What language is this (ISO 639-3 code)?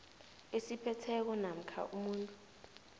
nbl